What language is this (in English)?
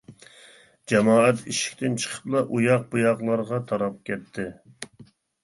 Uyghur